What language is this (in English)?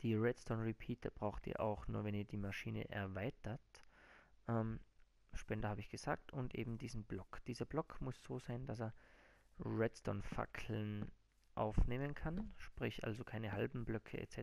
German